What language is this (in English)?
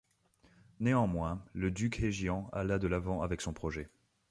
French